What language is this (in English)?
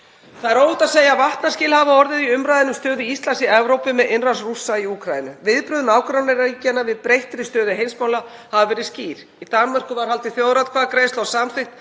Icelandic